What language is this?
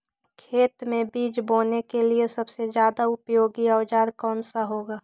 Magahi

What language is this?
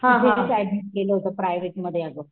Marathi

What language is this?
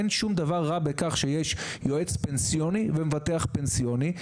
Hebrew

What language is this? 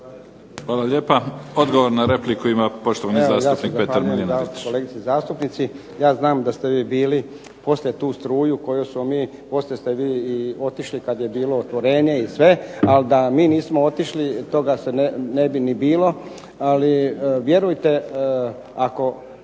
Croatian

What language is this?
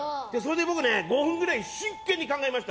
Japanese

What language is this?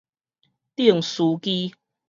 Min Nan Chinese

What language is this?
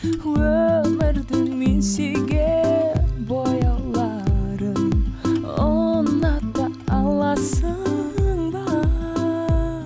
Kazakh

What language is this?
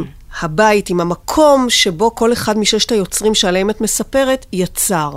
Hebrew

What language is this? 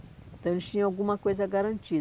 Portuguese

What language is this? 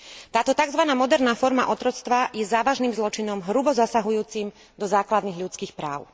Slovak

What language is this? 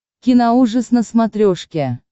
Russian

